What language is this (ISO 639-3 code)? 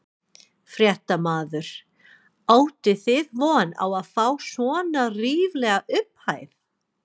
isl